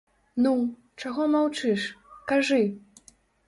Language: Belarusian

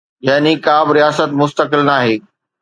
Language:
Sindhi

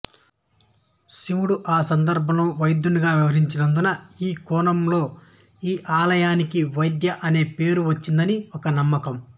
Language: Telugu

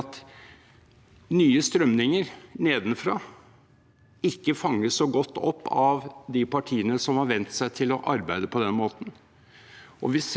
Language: Norwegian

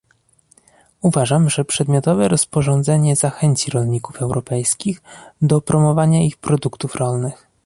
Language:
Polish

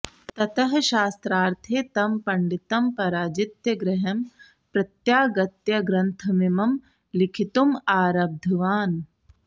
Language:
Sanskrit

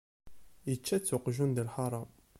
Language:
Kabyle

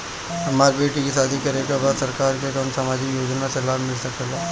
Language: Bhojpuri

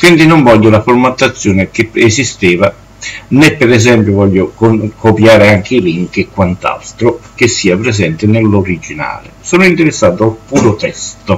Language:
Italian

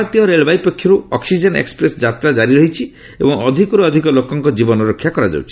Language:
Odia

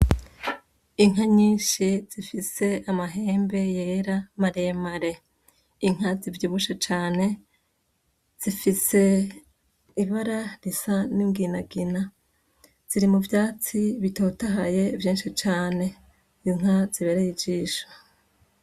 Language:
Rundi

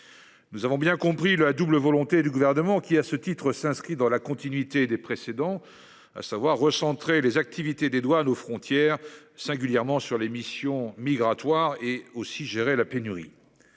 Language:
French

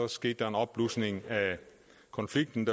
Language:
Danish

